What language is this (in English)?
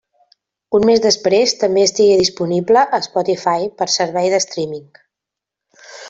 Catalan